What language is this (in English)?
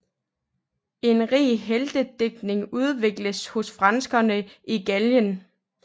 Danish